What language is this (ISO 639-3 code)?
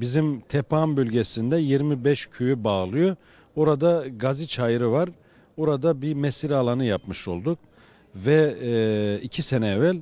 tur